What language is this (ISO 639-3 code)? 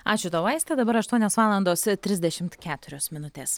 lit